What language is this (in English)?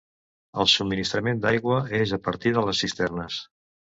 Catalan